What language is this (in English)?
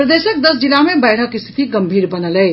Maithili